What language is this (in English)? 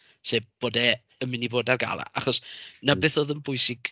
Welsh